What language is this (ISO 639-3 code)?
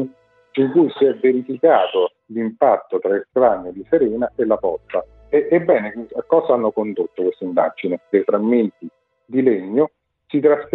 ita